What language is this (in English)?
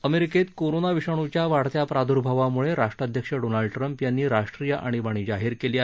Marathi